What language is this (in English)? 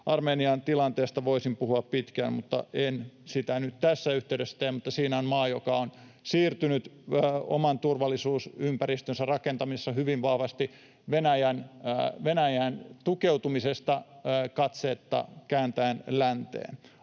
Finnish